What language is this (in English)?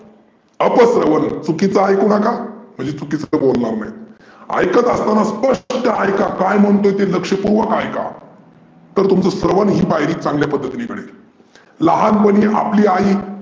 Marathi